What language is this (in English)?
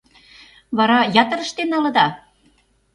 Mari